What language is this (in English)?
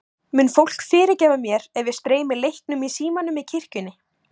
Icelandic